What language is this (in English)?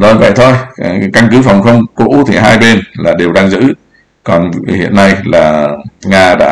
Vietnamese